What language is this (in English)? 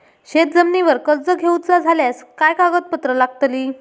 Marathi